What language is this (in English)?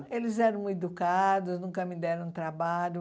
Portuguese